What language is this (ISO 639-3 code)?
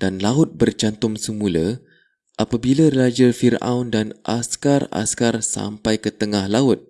msa